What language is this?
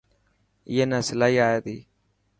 Dhatki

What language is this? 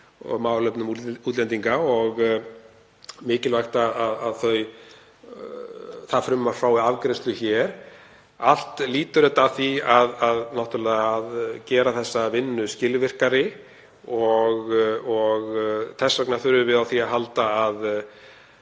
Icelandic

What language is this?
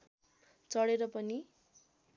Nepali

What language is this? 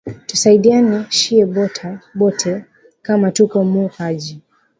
Swahili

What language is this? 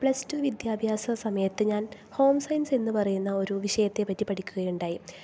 Malayalam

